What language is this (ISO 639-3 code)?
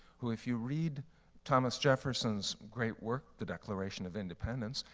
eng